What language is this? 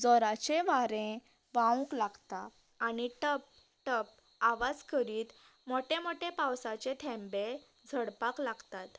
Konkani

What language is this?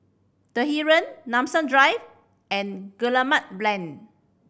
English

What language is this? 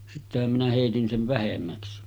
Finnish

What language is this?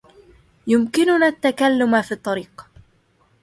Arabic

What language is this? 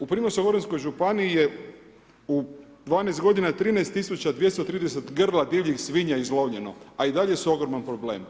Croatian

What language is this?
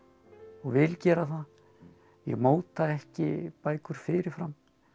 Icelandic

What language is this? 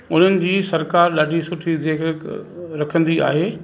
Sindhi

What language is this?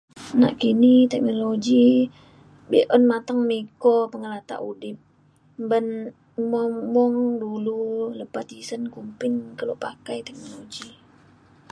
Mainstream Kenyah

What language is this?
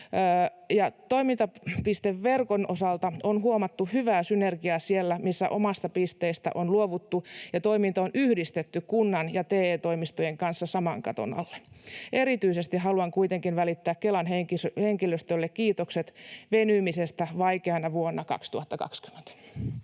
Finnish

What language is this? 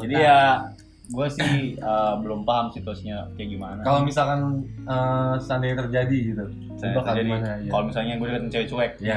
Indonesian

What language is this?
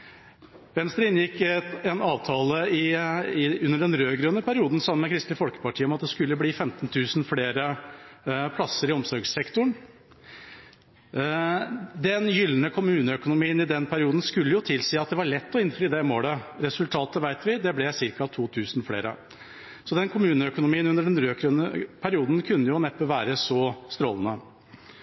Norwegian Bokmål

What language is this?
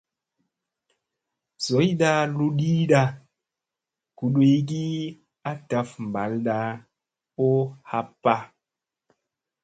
Musey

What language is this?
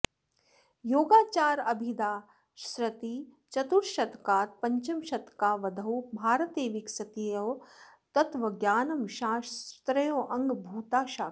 Sanskrit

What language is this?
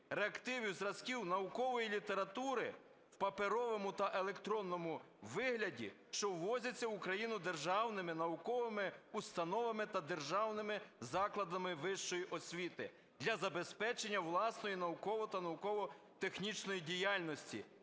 Ukrainian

